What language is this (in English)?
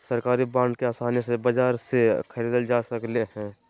Magahi